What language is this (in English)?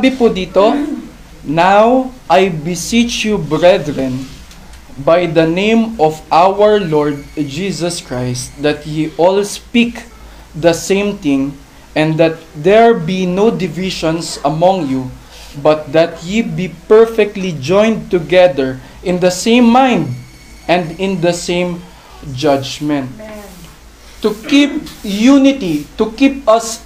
Filipino